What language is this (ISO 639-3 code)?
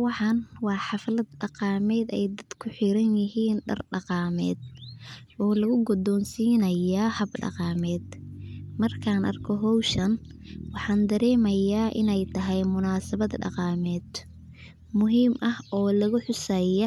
som